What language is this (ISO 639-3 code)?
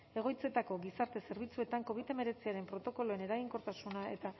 eus